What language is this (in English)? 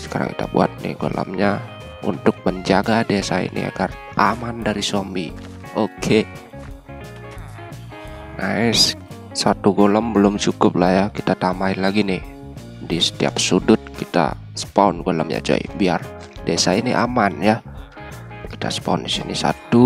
Indonesian